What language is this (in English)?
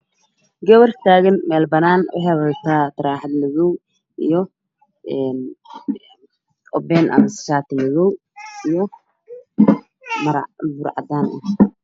Somali